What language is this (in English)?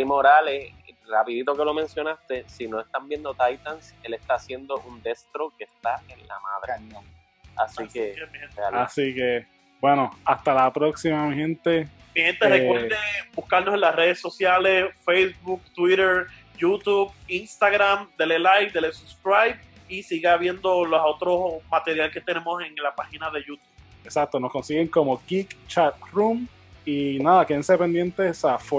Spanish